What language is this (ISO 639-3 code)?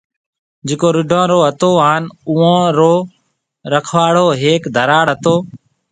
mve